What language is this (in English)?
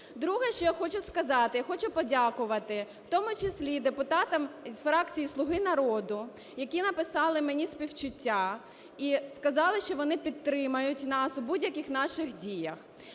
Ukrainian